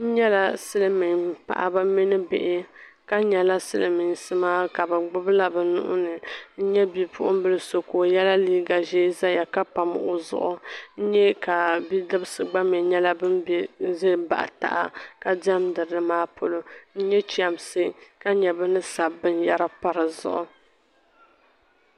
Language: Dagbani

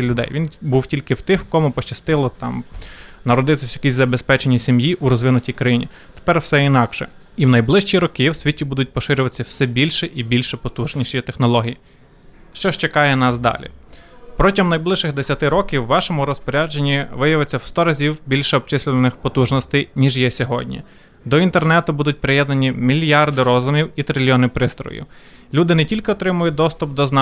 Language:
Ukrainian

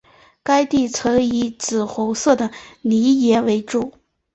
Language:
Chinese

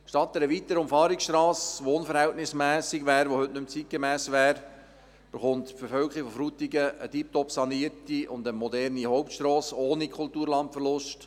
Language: Swiss German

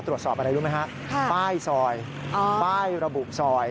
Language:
Thai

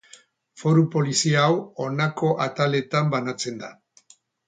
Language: Basque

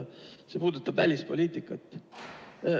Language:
Estonian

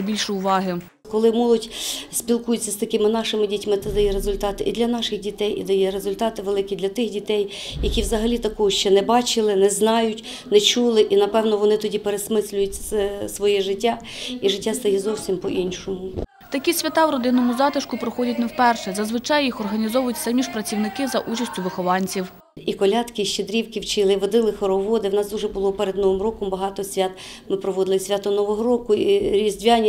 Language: Ukrainian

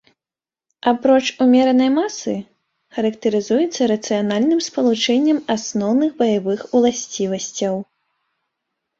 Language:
Belarusian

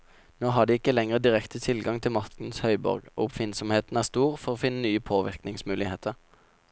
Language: Norwegian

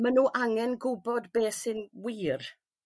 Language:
Welsh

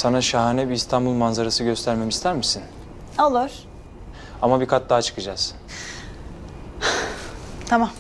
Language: Turkish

